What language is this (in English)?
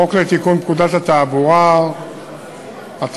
Hebrew